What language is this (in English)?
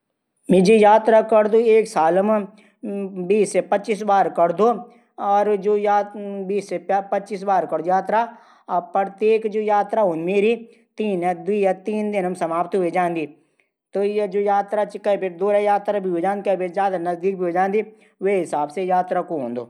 Garhwali